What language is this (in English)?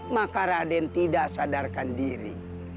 Indonesian